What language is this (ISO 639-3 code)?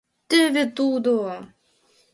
chm